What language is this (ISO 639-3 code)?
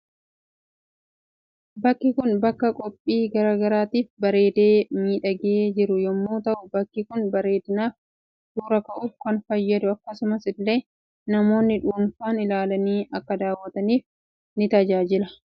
orm